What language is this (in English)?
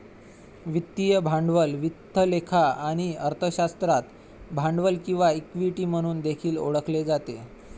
Marathi